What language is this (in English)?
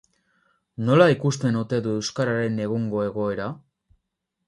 Basque